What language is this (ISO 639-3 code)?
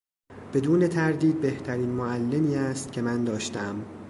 fas